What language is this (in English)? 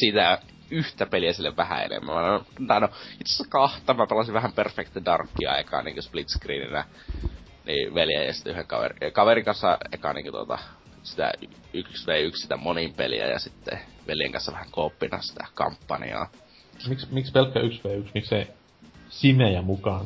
Finnish